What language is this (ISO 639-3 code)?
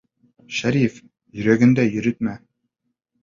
bak